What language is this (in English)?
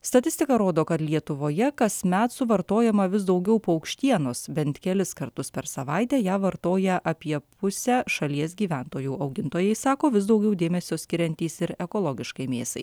Lithuanian